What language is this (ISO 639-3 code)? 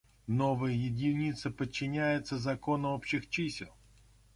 rus